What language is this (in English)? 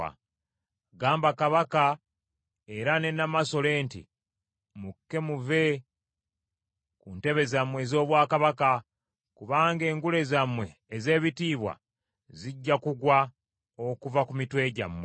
Ganda